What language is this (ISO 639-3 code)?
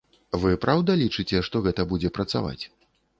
bel